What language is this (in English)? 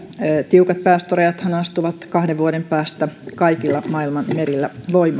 Finnish